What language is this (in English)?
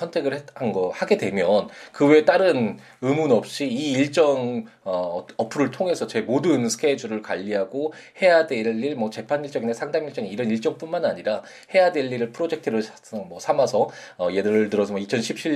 Korean